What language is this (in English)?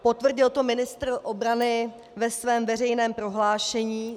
Czech